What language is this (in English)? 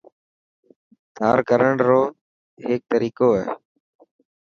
Dhatki